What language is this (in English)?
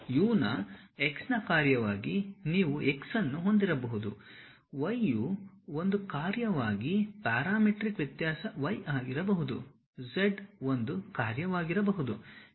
Kannada